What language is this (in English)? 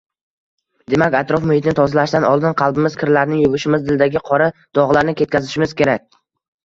Uzbek